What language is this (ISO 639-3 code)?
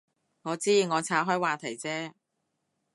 yue